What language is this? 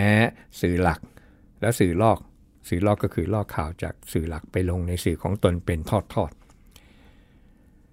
Thai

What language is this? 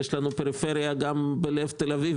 Hebrew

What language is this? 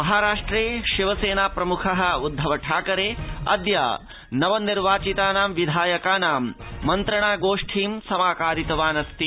Sanskrit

